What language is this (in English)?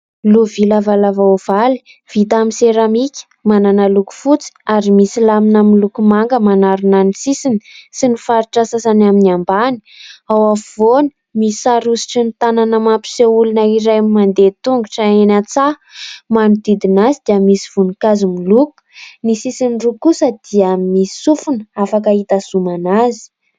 Malagasy